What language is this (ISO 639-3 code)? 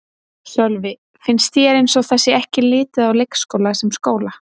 isl